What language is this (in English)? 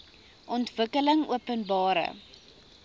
Afrikaans